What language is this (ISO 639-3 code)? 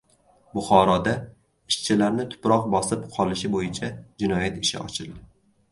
uzb